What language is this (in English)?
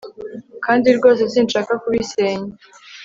Kinyarwanda